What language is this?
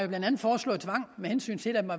Danish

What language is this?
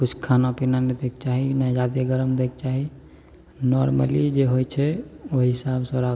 Maithili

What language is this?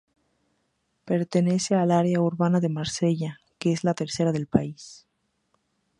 Spanish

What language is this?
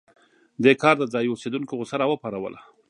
Pashto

